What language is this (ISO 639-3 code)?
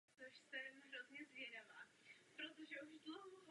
ces